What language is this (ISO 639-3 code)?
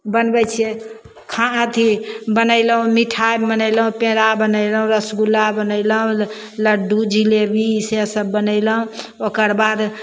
mai